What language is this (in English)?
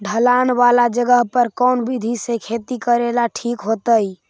Magahi